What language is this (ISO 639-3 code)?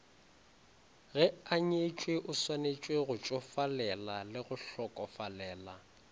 nso